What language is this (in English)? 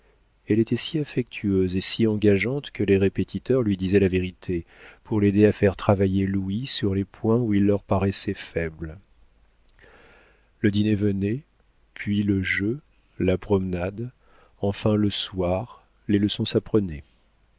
French